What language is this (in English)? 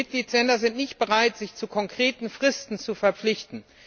German